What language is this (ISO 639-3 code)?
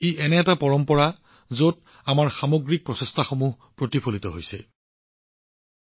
asm